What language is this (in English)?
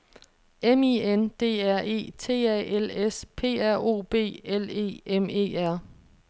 Danish